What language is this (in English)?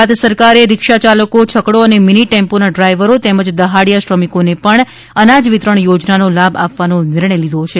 Gujarati